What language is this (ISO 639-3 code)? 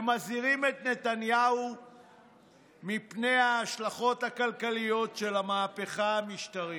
heb